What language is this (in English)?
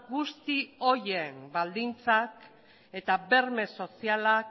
Basque